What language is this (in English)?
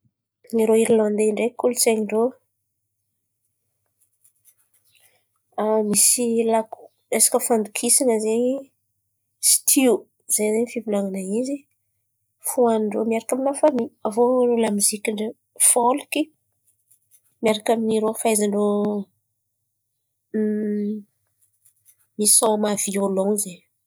Antankarana Malagasy